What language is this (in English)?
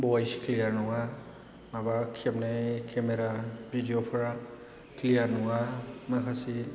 Bodo